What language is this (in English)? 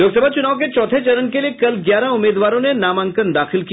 Hindi